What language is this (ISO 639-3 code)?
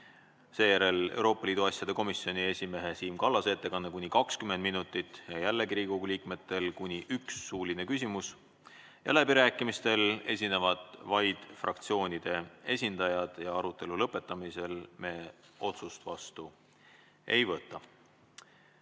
est